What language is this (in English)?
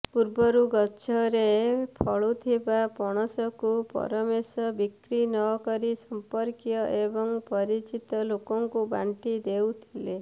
Odia